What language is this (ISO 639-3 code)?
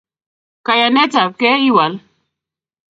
kln